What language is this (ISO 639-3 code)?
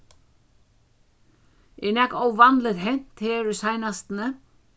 fao